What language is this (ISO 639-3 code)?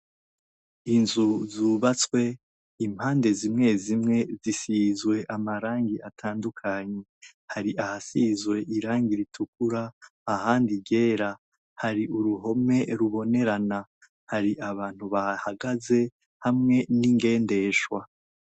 run